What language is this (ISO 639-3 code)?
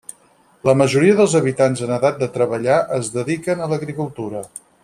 cat